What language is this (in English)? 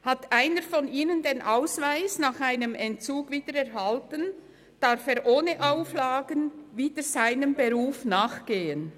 Swiss German